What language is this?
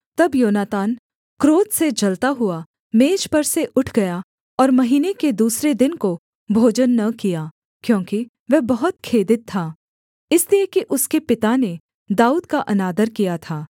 Hindi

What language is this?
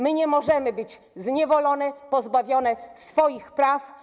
Polish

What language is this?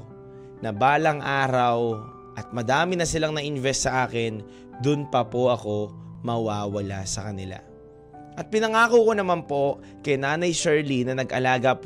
Filipino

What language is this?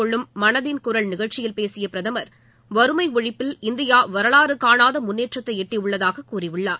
Tamil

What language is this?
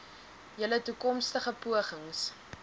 Afrikaans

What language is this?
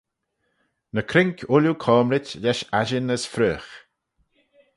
Manx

